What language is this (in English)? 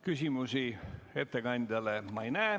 Estonian